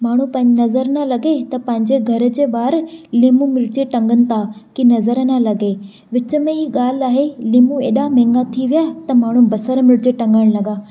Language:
Sindhi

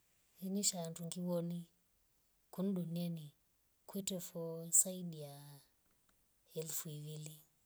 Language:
Rombo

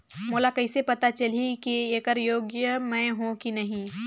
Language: Chhattisgarhi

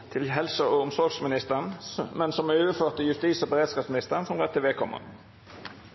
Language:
Norwegian Nynorsk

